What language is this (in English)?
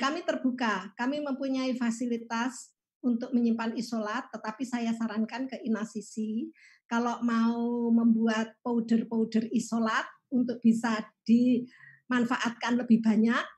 Indonesian